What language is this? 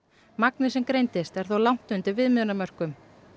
Icelandic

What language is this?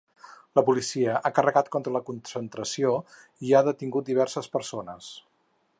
Catalan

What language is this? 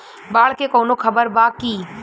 Bhojpuri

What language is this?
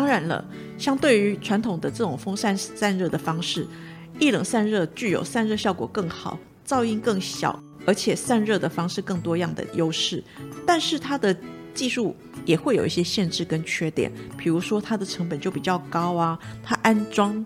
Chinese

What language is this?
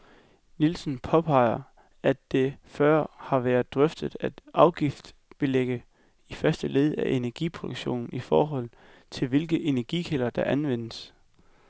Danish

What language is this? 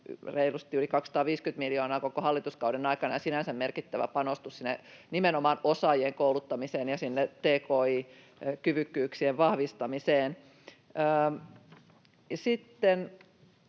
Finnish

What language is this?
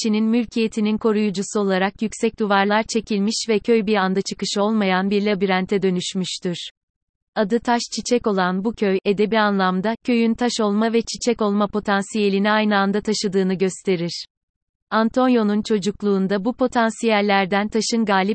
Turkish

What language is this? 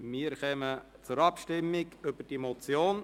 Swiss German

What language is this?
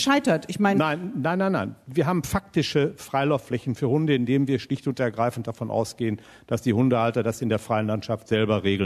German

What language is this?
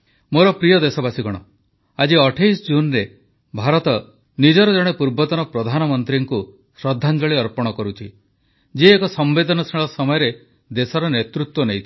Odia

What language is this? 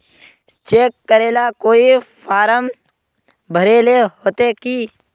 Magahi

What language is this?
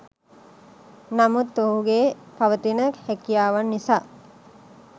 Sinhala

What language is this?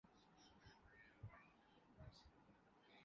Urdu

